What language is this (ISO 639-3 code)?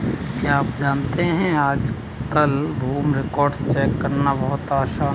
hin